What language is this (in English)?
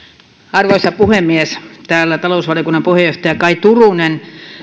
Finnish